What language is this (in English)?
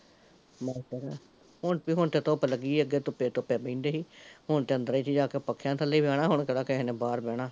Punjabi